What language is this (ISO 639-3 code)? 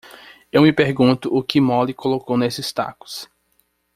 por